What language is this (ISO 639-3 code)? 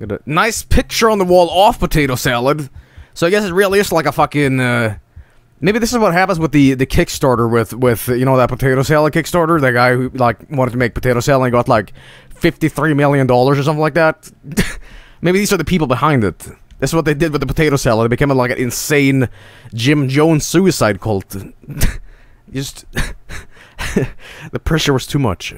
eng